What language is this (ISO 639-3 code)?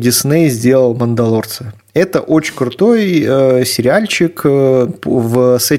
rus